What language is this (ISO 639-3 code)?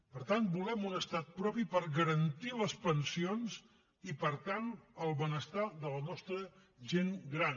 cat